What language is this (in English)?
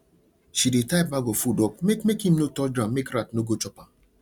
Nigerian Pidgin